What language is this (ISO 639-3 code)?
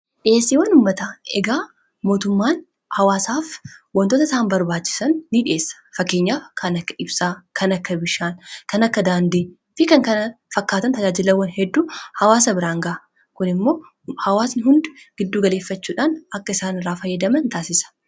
orm